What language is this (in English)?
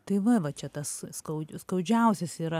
Lithuanian